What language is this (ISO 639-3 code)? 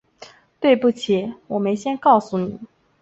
zho